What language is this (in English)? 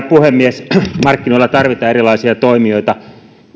Finnish